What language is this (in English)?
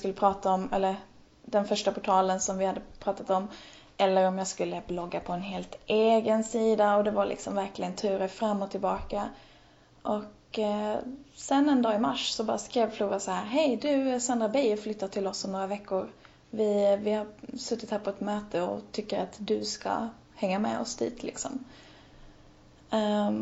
Swedish